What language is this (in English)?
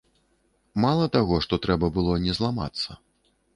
Belarusian